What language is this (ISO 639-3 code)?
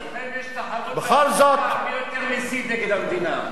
heb